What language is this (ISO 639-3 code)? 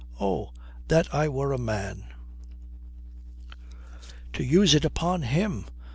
eng